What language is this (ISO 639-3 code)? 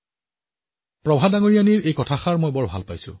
asm